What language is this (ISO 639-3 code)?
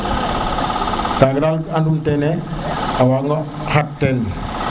srr